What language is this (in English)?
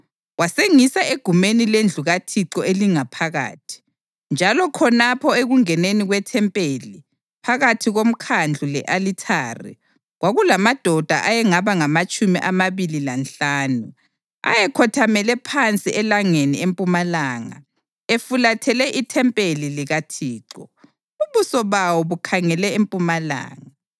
North Ndebele